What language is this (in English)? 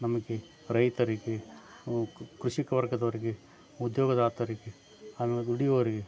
Kannada